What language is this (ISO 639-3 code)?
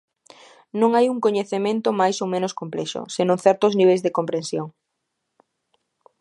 glg